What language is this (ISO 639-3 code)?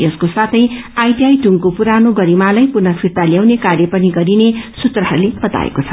nep